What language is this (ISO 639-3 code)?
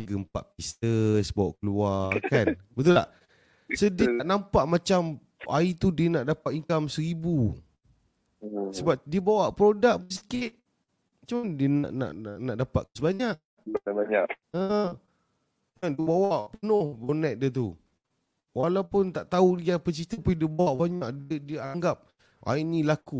msa